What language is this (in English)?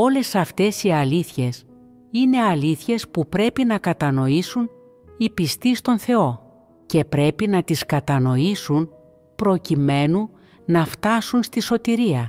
Greek